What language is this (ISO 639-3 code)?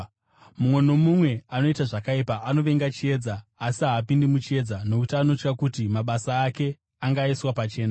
sna